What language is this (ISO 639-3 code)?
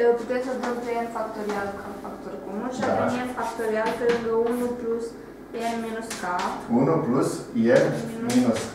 ron